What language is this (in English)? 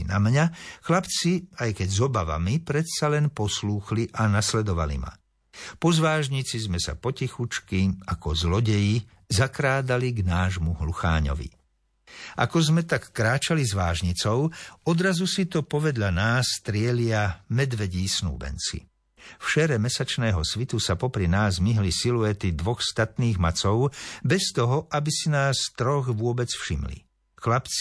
Slovak